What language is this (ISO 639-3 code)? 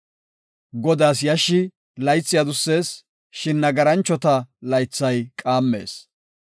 gof